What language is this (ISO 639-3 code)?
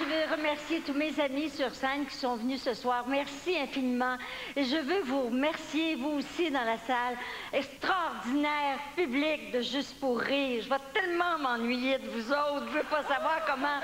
fra